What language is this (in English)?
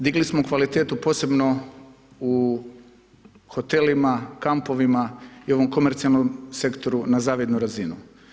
Croatian